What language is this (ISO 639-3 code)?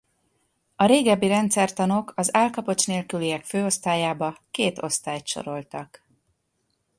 hun